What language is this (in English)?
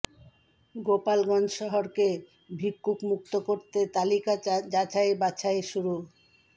Bangla